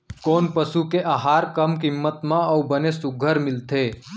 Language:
Chhattisgarhi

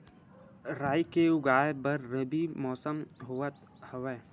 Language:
Chhattisgarhi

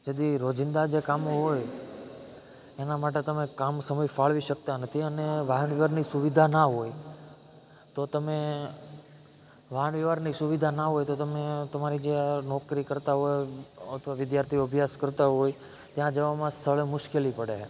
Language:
Gujarati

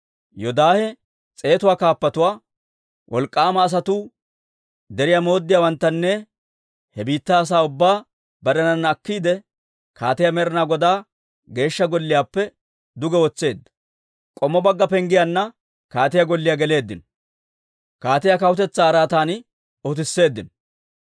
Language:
Dawro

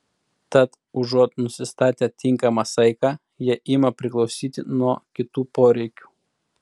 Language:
Lithuanian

